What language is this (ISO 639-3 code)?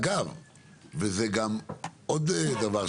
heb